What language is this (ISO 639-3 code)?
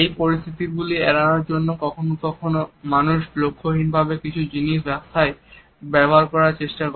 ben